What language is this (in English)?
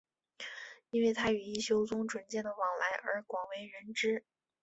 Chinese